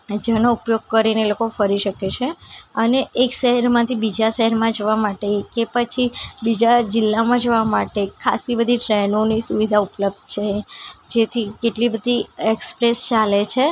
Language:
Gujarati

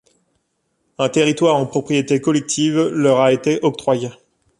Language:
French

